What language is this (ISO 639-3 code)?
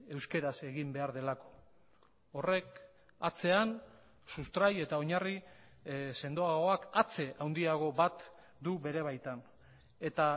eus